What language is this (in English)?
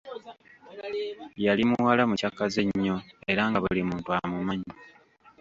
Ganda